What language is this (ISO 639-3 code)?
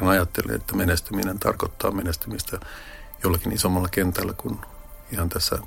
fin